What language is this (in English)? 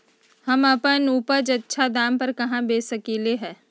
Magahi